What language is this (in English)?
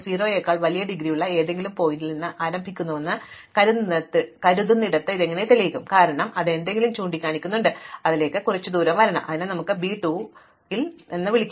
Malayalam